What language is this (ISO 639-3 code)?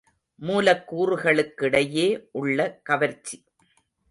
tam